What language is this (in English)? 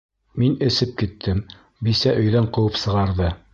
Bashkir